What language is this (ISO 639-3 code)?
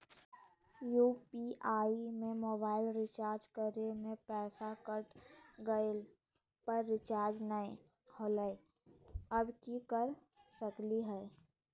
mag